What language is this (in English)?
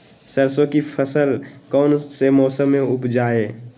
Magahi